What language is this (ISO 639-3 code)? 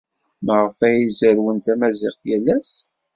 kab